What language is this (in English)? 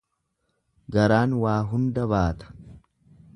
Oromo